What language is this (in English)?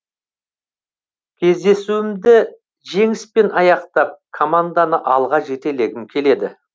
Kazakh